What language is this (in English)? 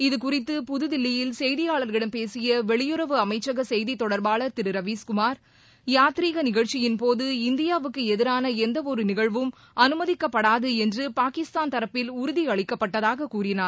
Tamil